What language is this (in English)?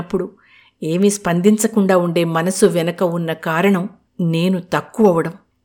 Telugu